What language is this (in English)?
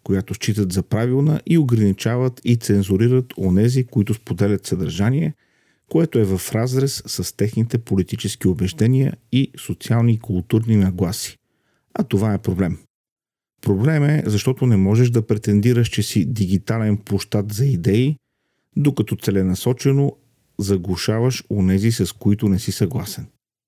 Bulgarian